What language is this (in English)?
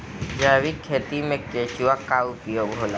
Bhojpuri